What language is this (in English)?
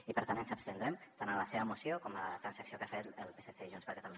Catalan